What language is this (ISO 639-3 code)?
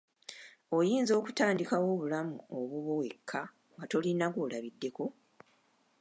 lug